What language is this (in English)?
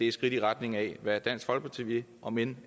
Danish